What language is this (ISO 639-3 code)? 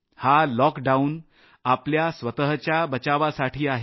mar